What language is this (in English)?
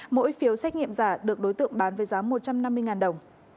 Vietnamese